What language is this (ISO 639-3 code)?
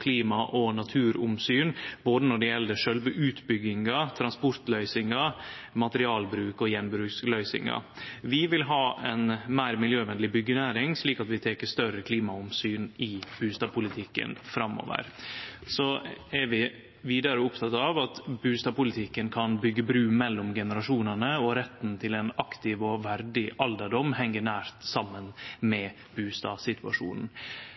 nno